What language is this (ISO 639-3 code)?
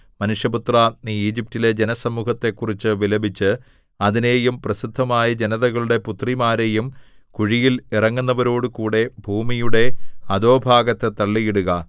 mal